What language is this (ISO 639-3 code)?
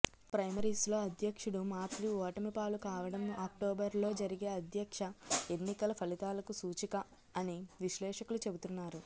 tel